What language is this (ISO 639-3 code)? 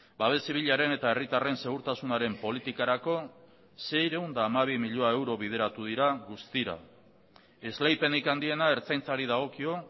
eus